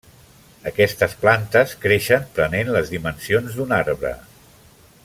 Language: Catalan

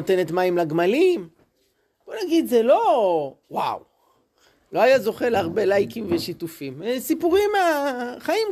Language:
Hebrew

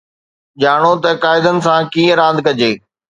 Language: Sindhi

